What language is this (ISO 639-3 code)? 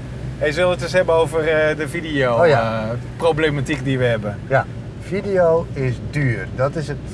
nld